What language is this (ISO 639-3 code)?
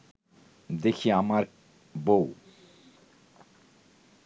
ben